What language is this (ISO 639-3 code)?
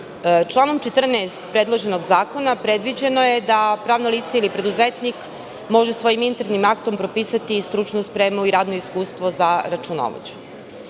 srp